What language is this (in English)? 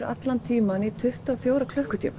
Icelandic